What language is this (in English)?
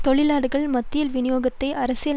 Tamil